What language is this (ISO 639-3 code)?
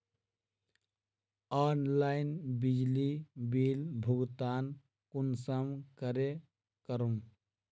mag